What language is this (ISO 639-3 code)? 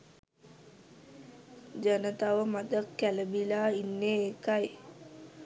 sin